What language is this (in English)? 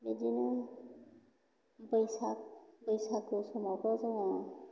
Bodo